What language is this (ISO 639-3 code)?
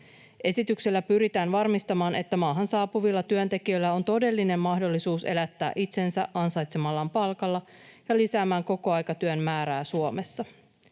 fin